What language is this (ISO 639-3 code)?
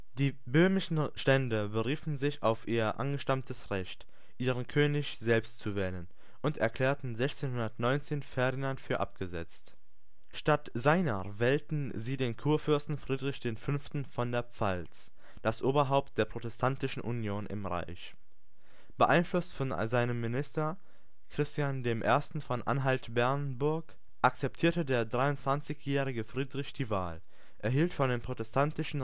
deu